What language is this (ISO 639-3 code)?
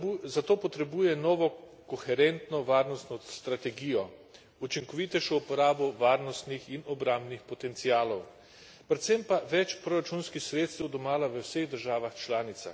slv